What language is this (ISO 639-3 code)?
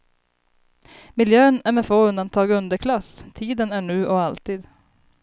swe